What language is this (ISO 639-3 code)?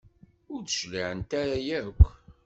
kab